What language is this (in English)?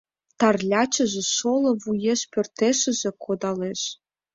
Mari